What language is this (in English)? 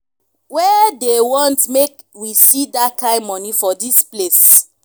Nigerian Pidgin